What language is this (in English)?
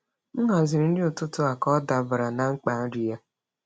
Igbo